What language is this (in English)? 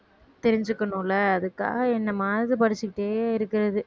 Tamil